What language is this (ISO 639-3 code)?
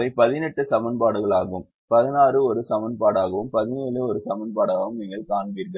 tam